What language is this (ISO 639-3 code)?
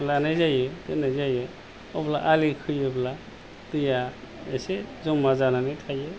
brx